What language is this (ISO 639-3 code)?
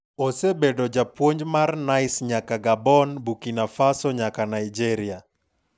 luo